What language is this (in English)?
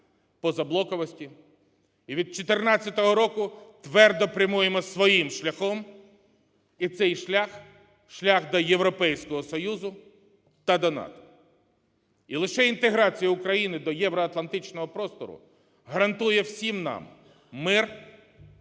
Ukrainian